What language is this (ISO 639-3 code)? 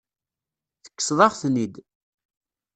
kab